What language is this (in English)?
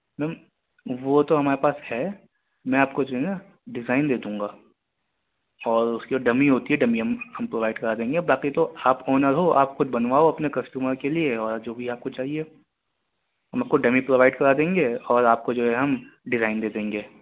Urdu